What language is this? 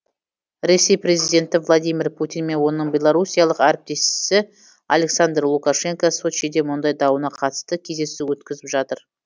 Kazakh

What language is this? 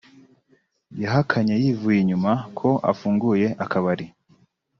Kinyarwanda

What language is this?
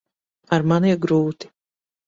Latvian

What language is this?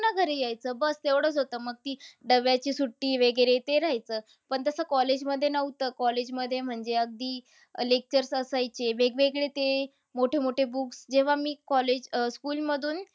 Marathi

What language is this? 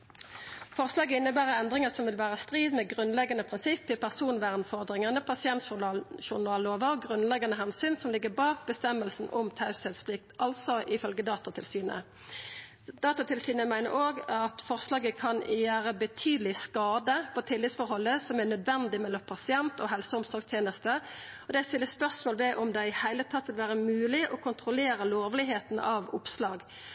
Norwegian Nynorsk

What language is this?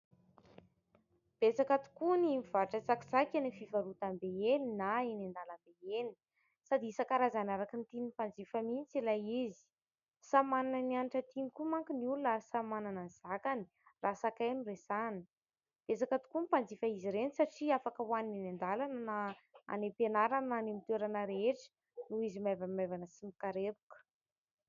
Malagasy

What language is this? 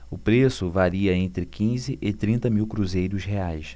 Portuguese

